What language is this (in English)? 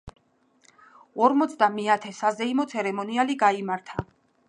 Georgian